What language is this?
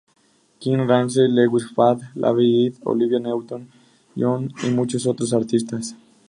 Spanish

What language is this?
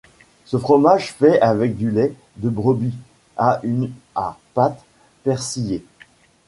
French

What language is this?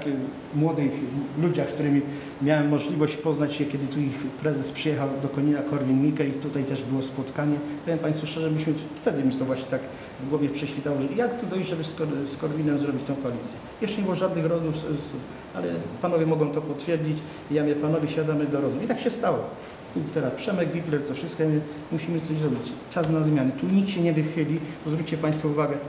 Polish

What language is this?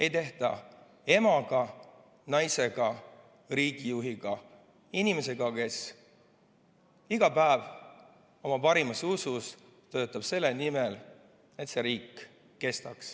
Estonian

